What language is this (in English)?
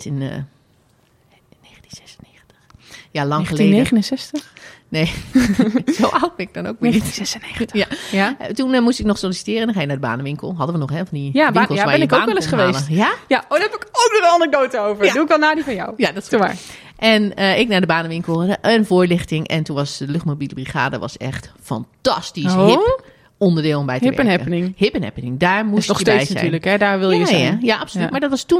Dutch